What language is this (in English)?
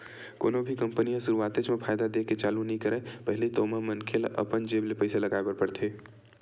Chhattisgarhi